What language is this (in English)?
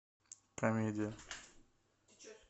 Russian